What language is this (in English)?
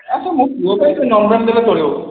Odia